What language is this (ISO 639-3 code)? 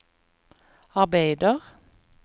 nor